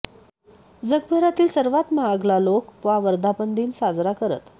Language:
Marathi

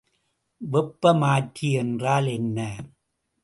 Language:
Tamil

